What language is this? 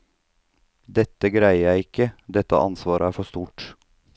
Norwegian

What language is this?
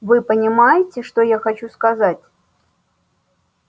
Russian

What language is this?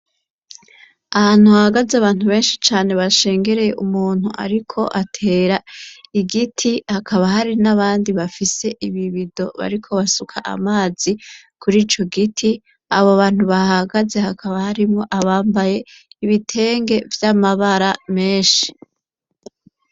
Rundi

